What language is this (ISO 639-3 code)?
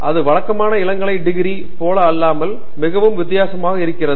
tam